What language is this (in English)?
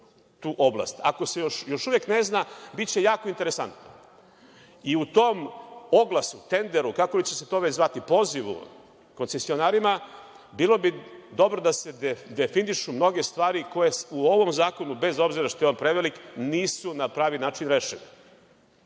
Serbian